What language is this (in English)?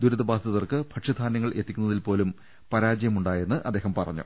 Malayalam